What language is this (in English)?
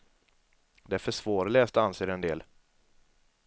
Swedish